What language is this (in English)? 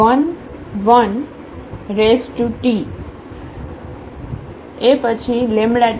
Gujarati